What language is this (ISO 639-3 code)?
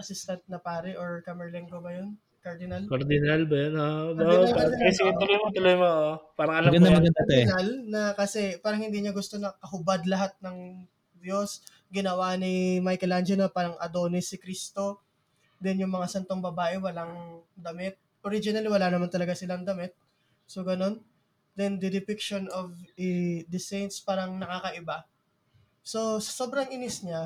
fil